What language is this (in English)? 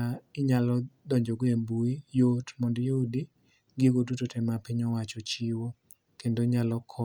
Luo (Kenya and Tanzania)